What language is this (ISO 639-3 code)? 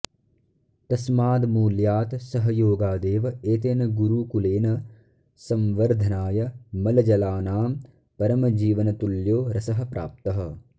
san